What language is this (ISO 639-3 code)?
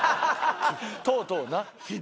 jpn